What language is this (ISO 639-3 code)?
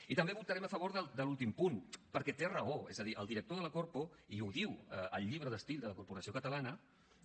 cat